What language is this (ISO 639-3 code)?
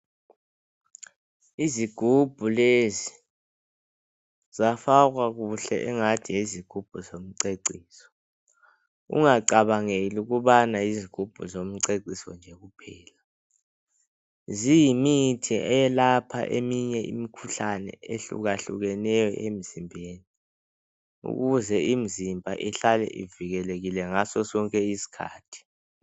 nde